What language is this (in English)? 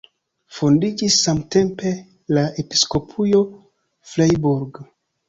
Esperanto